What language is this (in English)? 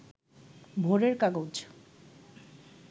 Bangla